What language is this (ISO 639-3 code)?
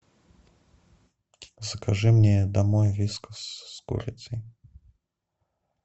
rus